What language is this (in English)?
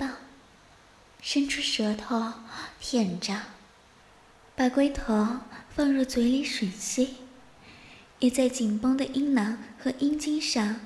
Chinese